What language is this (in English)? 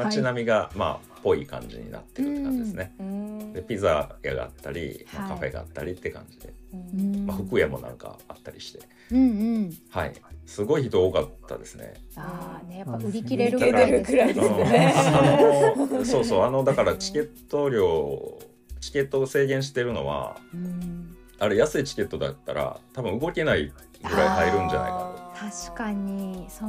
Japanese